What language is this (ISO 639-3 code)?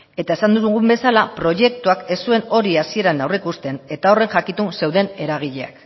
eus